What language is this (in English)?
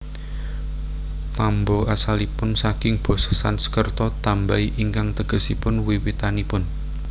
Javanese